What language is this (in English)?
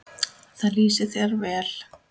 Icelandic